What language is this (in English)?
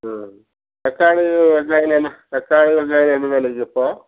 Tamil